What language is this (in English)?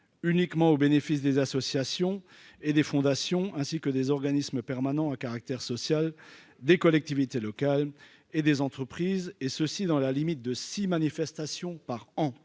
French